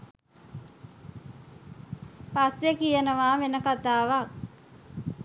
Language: Sinhala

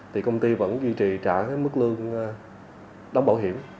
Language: Vietnamese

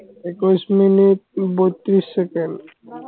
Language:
Assamese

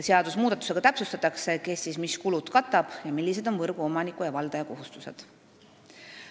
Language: Estonian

